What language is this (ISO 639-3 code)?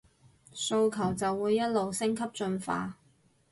yue